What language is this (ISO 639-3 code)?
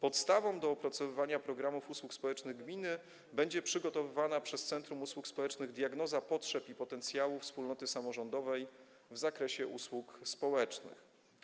pol